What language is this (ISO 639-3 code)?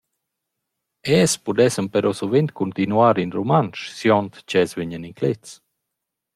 roh